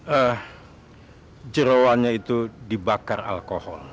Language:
Indonesian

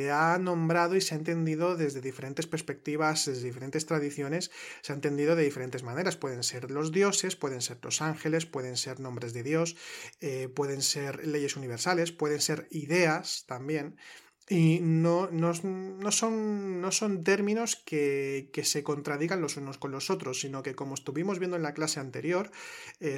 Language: Spanish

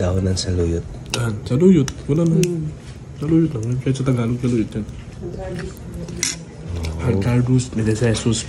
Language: Filipino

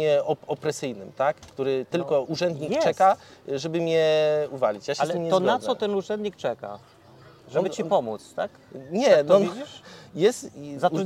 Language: Polish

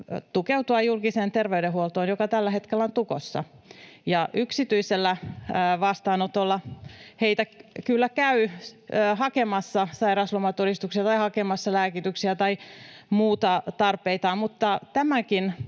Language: Finnish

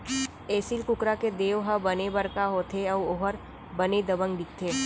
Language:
Chhattisgarhi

